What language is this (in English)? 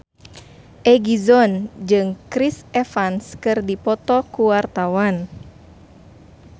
Sundanese